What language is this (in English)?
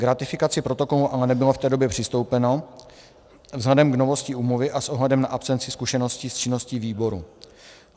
Czech